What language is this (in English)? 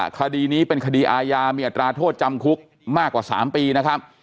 Thai